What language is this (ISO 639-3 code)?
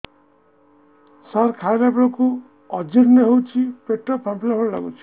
ori